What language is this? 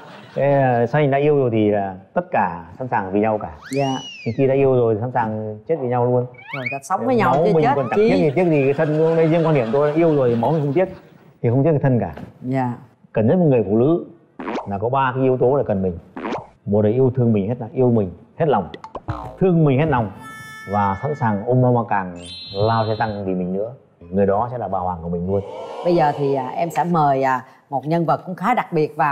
Vietnamese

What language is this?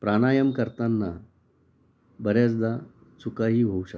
Marathi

